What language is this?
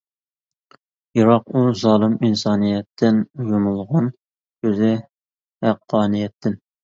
Uyghur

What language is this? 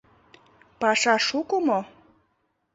Mari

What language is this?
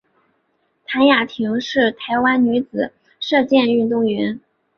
Chinese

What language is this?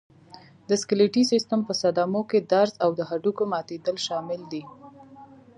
Pashto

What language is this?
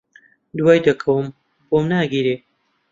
Central Kurdish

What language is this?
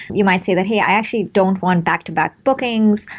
English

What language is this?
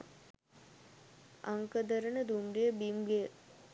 Sinhala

